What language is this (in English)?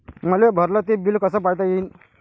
Marathi